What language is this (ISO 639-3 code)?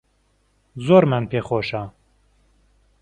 ckb